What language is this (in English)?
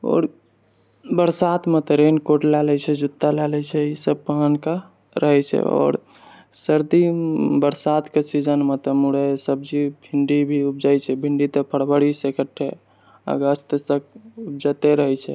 Maithili